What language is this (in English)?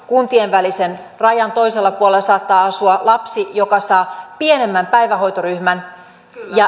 Finnish